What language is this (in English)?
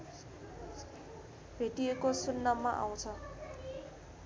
Nepali